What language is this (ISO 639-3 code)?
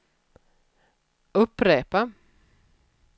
swe